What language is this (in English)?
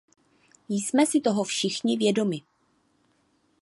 Czech